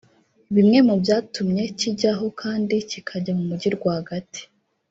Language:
Kinyarwanda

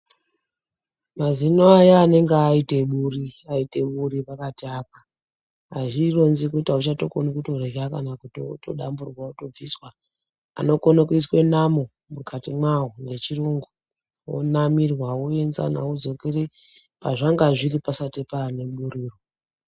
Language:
Ndau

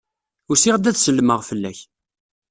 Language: Kabyle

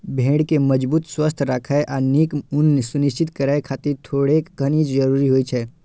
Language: Maithili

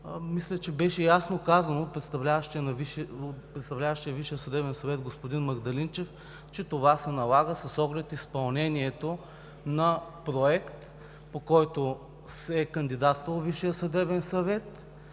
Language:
Bulgarian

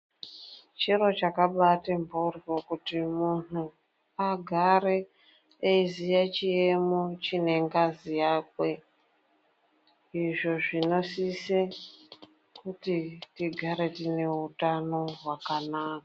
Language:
Ndau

